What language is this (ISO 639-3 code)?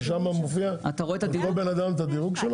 heb